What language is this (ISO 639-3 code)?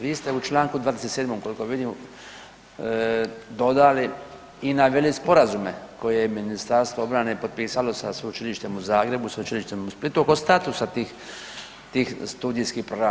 hrv